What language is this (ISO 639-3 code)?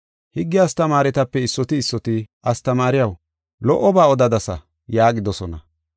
gof